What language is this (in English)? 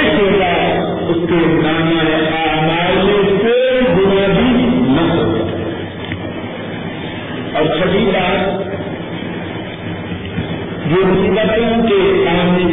Urdu